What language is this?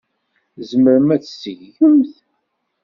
Kabyle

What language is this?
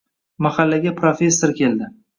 Uzbek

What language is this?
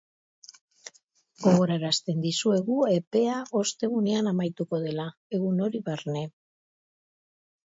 Basque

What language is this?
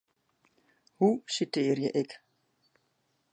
Western Frisian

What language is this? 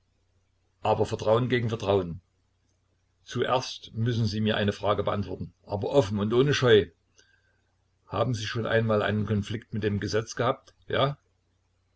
German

